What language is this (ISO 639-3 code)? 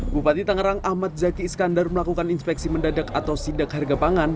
ind